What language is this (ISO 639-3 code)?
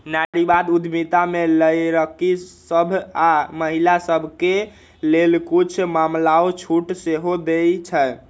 mag